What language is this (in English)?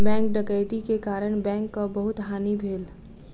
Maithili